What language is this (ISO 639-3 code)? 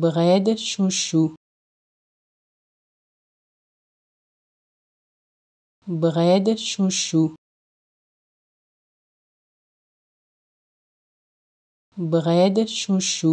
fas